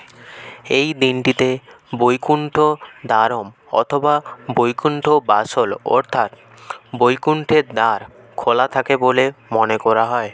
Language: Bangla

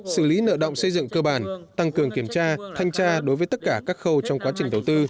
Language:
Vietnamese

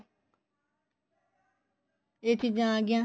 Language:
Punjabi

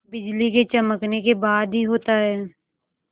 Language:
Hindi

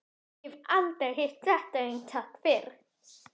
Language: Icelandic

